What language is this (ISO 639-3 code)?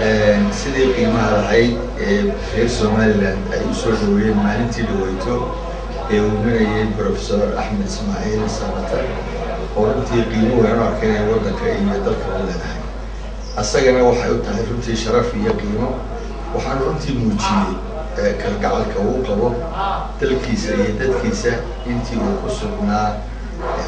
ara